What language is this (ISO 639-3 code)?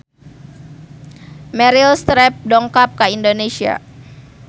sun